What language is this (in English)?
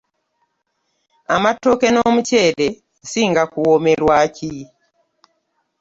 Ganda